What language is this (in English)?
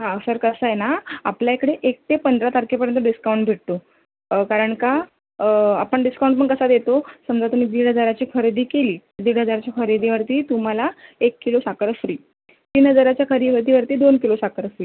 Marathi